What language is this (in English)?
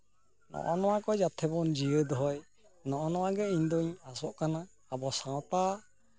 Santali